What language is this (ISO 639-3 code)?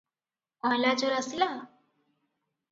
ori